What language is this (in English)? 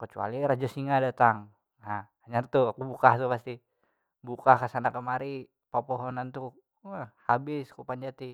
Banjar